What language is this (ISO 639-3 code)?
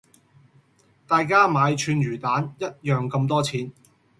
yue